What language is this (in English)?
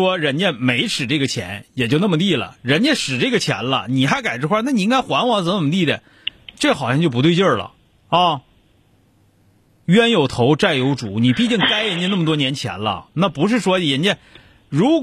Chinese